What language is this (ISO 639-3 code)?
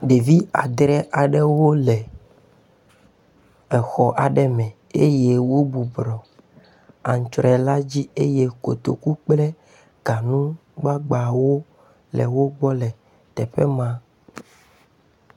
ewe